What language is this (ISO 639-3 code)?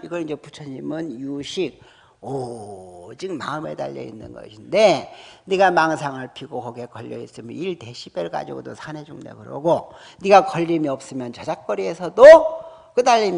kor